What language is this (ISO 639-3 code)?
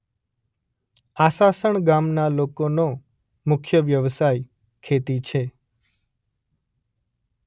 guj